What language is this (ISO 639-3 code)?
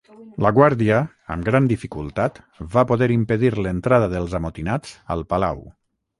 cat